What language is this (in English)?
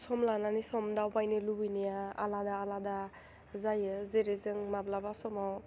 Bodo